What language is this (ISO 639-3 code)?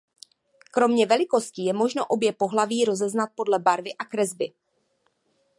ces